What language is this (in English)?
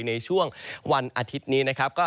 Thai